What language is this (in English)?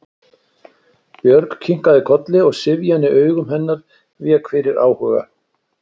Icelandic